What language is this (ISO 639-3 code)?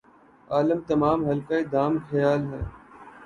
urd